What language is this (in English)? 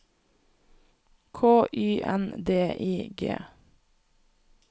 Norwegian